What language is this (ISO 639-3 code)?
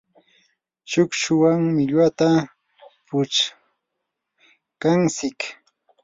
qur